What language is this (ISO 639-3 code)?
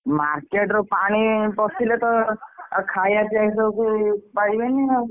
ori